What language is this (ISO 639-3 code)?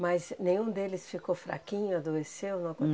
por